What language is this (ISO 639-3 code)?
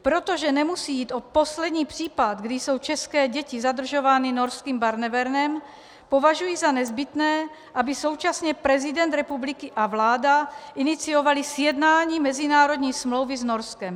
ces